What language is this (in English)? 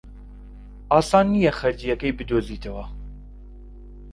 Central Kurdish